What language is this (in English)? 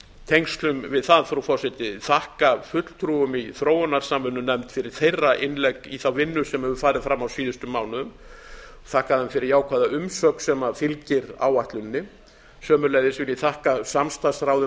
Icelandic